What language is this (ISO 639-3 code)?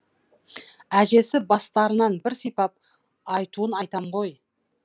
kaz